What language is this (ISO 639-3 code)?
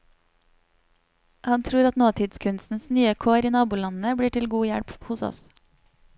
nor